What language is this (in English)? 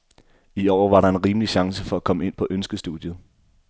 Danish